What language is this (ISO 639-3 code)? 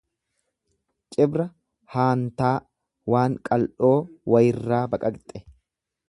orm